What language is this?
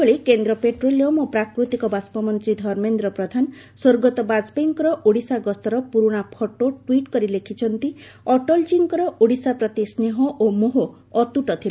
Odia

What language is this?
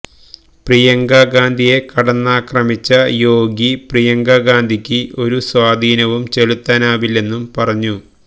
Malayalam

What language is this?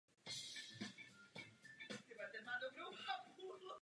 Czech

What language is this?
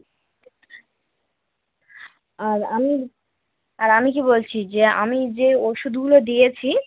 Bangla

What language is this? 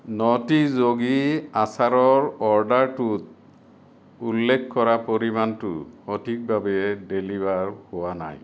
Assamese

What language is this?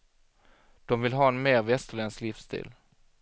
Swedish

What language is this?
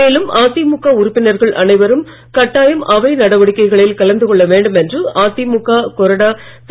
Tamil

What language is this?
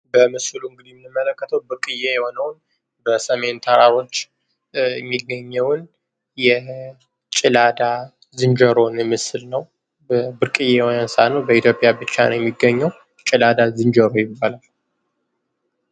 Amharic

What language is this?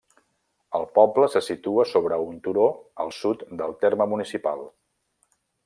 Catalan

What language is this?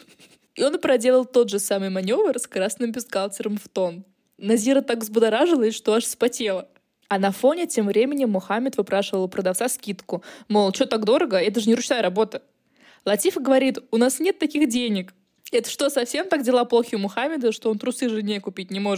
Russian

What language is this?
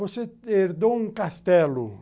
Portuguese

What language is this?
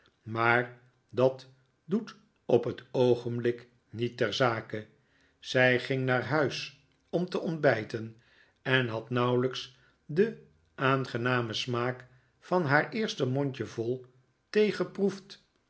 Dutch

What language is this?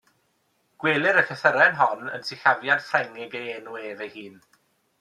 Welsh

